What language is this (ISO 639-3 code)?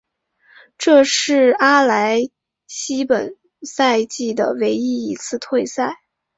zho